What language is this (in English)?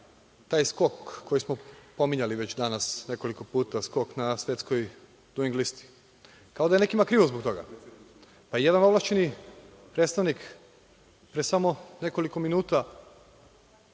Serbian